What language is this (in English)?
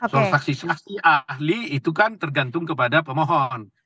Indonesian